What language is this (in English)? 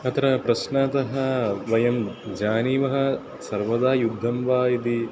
Sanskrit